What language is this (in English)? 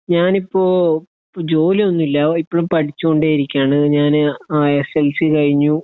Malayalam